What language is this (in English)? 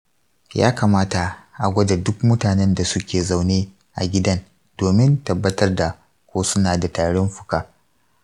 Hausa